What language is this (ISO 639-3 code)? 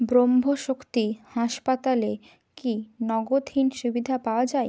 ben